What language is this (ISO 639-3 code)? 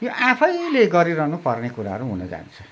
nep